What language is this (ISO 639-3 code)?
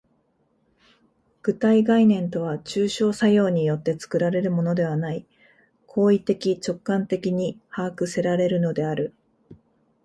jpn